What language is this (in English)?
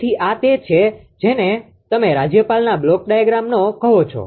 Gujarati